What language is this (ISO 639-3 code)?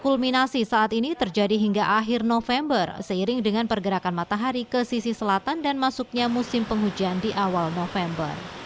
ind